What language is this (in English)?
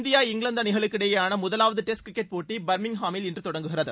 Tamil